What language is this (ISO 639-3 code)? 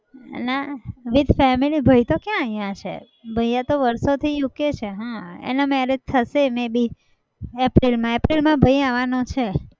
guj